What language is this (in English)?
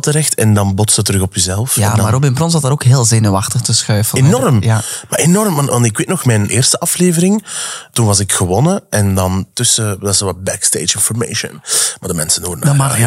Dutch